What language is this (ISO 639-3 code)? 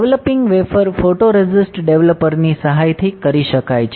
guj